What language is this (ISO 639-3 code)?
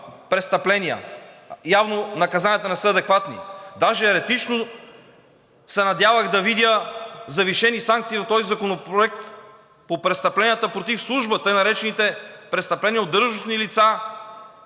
bul